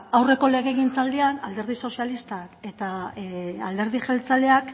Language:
Basque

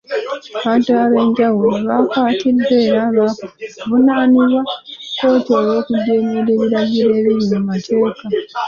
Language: Ganda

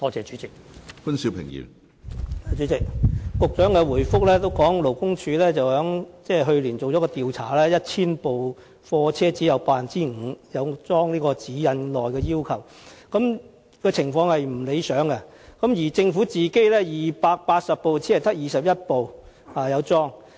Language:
Cantonese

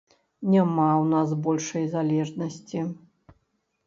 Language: Belarusian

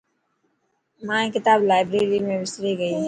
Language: Dhatki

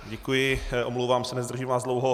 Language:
Czech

